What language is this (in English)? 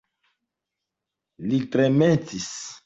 Esperanto